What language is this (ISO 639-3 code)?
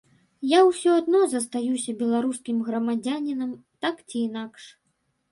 bel